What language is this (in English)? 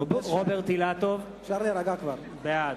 Hebrew